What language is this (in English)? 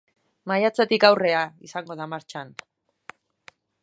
Basque